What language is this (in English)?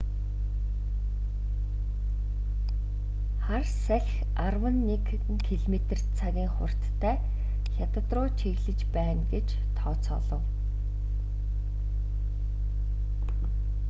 Mongolian